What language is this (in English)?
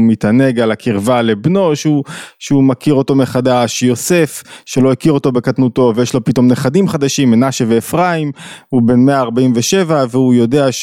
Hebrew